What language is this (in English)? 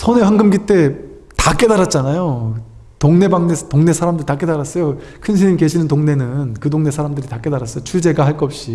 Korean